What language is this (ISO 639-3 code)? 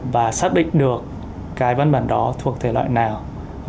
vie